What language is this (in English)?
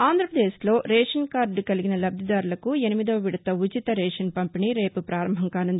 Telugu